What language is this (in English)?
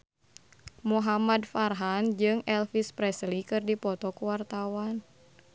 Sundanese